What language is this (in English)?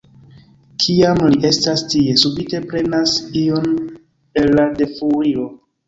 Esperanto